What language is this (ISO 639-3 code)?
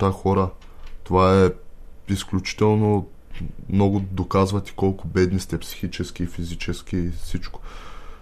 bul